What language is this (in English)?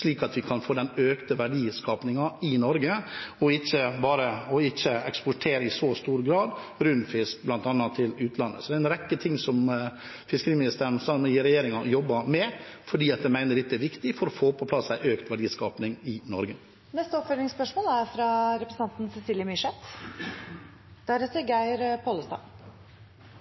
Norwegian